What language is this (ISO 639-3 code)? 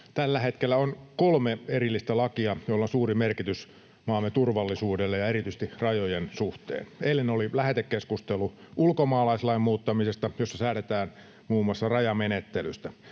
fin